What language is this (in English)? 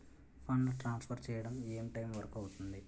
Telugu